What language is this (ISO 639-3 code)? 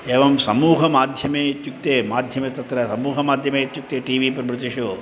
san